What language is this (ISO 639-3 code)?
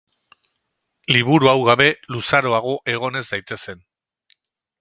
eus